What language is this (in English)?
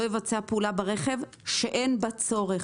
Hebrew